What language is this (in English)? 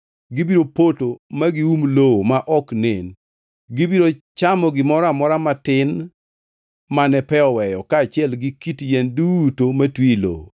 Luo (Kenya and Tanzania)